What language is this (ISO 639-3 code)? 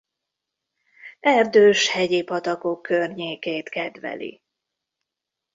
hun